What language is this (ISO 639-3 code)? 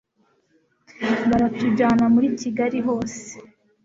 kin